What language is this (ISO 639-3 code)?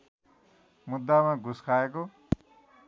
nep